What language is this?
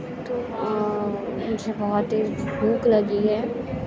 Urdu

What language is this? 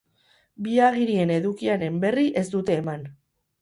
Basque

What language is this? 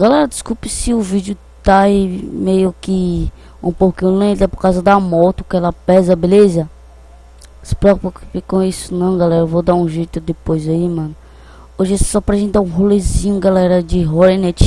Portuguese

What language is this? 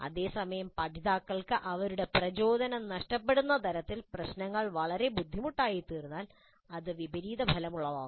Malayalam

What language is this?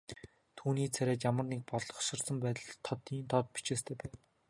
Mongolian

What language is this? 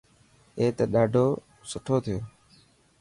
Dhatki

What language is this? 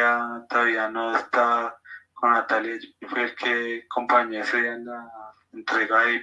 Spanish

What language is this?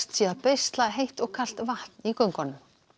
Icelandic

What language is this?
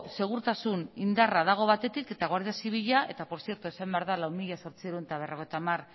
Basque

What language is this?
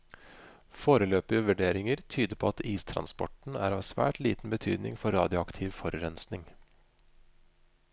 Norwegian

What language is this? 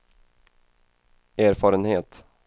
Swedish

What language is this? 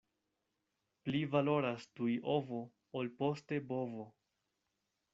Esperanto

